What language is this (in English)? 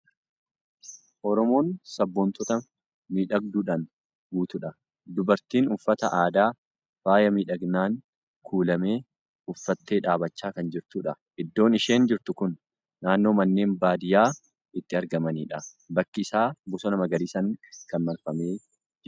Oromo